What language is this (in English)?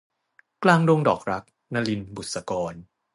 Thai